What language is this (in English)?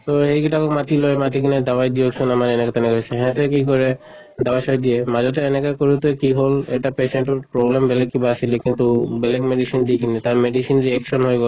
Assamese